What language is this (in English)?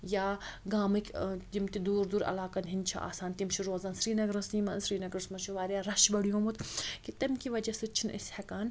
Kashmiri